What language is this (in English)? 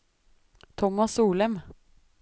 Norwegian